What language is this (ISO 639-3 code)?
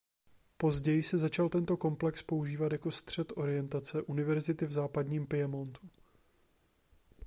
ces